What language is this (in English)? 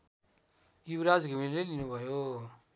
Nepali